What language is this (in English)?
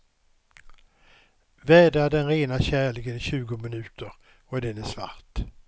Swedish